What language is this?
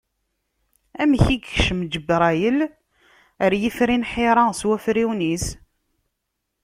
Kabyle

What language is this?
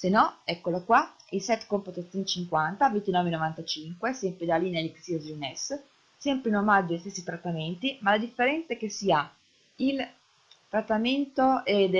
Italian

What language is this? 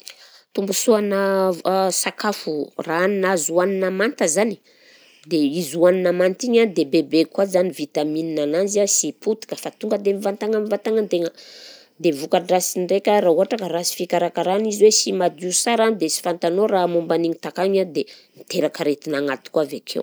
Southern Betsimisaraka Malagasy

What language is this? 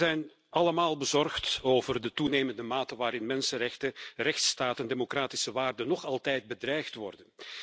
Dutch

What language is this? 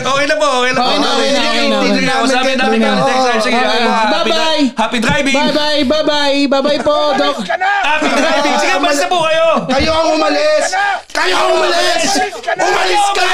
Filipino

